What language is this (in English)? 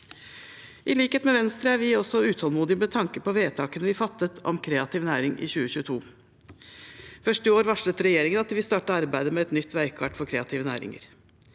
Norwegian